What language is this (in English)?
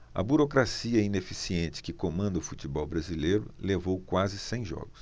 Portuguese